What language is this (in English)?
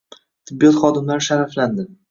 Uzbek